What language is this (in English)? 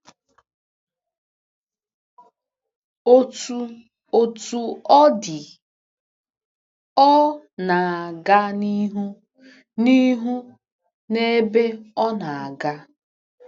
Igbo